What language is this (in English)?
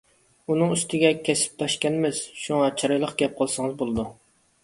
Uyghur